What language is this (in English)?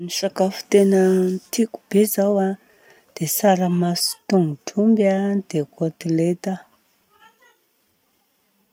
Southern Betsimisaraka Malagasy